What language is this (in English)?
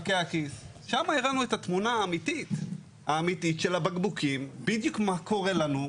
Hebrew